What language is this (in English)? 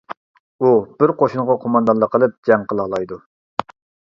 Uyghur